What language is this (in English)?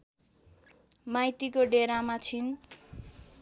Nepali